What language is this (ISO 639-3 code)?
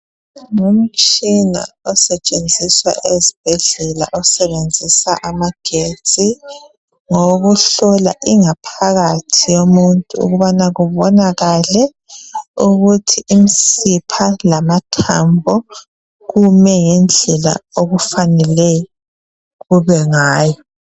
nde